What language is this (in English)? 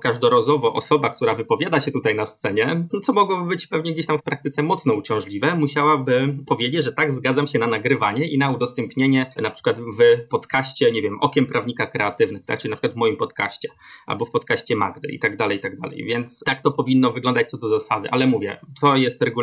Polish